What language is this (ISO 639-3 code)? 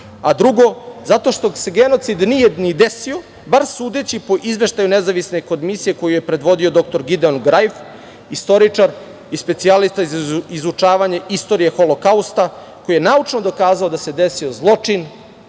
srp